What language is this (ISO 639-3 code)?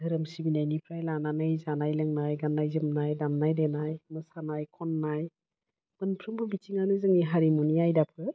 brx